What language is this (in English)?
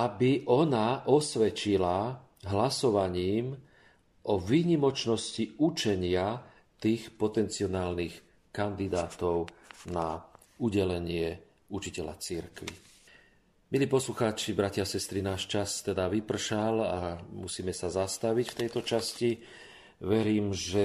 Slovak